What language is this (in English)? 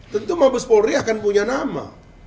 Indonesian